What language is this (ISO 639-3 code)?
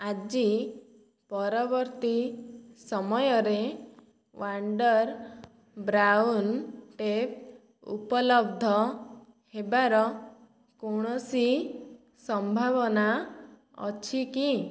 ori